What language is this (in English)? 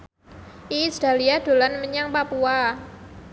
Javanese